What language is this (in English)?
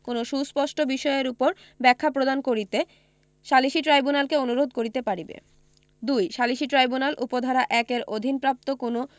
Bangla